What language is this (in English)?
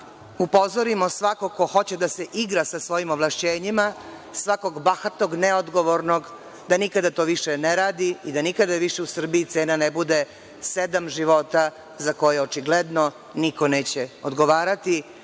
Serbian